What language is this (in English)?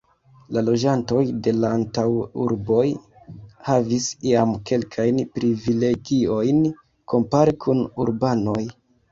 Esperanto